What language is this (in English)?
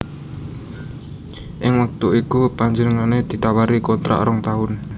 Javanese